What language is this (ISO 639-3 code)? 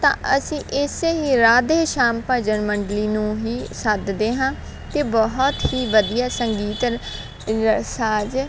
pan